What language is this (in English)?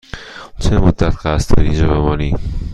Persian